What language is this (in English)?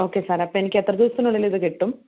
Malayalam